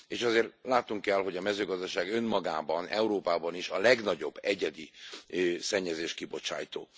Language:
Hungarian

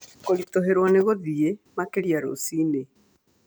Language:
Kikuyu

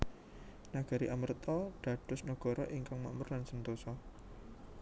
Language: Javanese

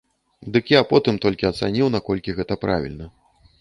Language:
Belarusian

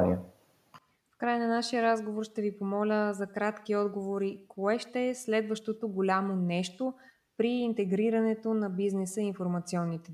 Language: Bulgarian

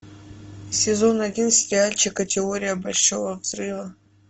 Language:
Russian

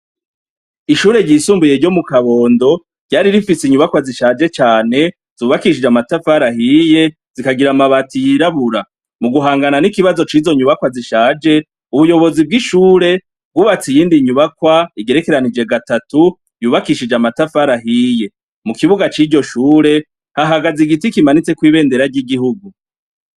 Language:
Rundi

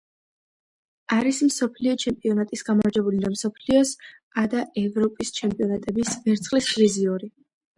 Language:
Georgian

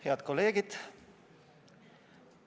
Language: Estonian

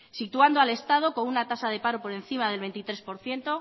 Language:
Spanish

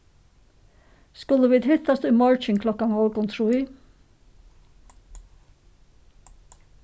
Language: Faroese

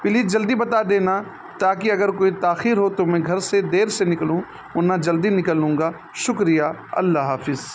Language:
Urdu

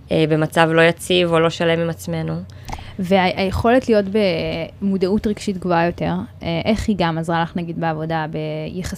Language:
Hebrew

